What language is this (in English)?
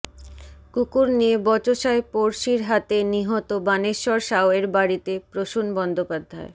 Bangla